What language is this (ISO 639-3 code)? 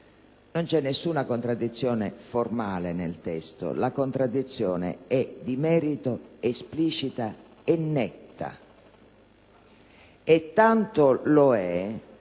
ita